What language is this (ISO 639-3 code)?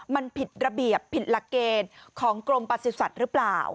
tha